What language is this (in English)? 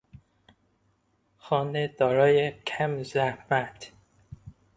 Persian